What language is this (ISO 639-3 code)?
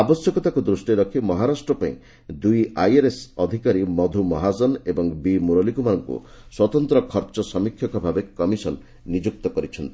ori